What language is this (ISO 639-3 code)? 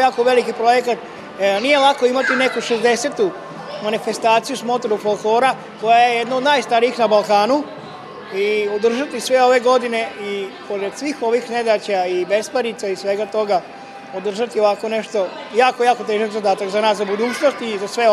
hrv